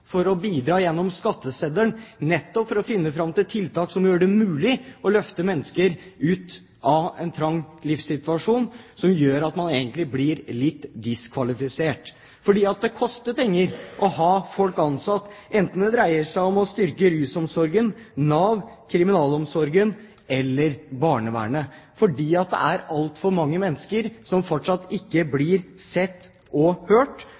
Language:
Norwegian Bokmål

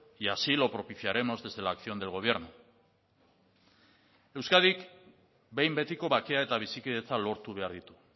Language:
Basque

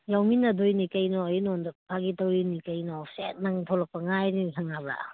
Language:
Manipuri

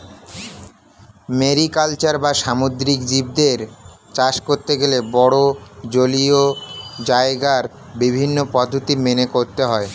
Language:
Bangla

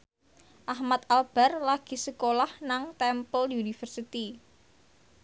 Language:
Javanese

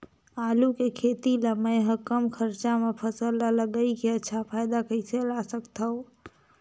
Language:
Chhattisgarhi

